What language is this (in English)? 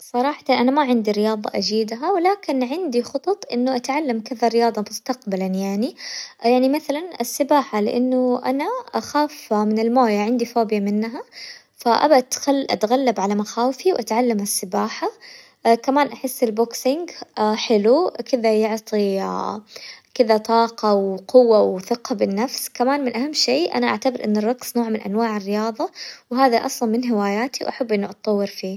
Hijazi Arabic